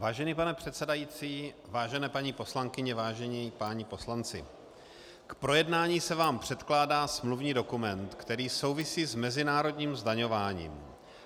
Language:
Czech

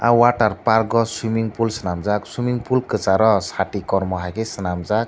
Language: Kok Borok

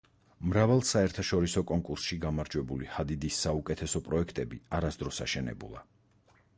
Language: Georgian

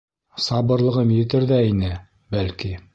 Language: Bashkir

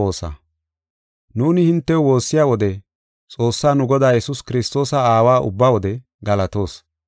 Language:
Gofa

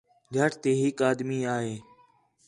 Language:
Khetrani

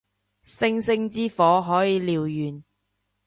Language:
Cantonese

